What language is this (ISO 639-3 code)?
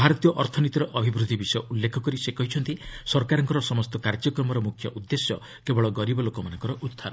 ori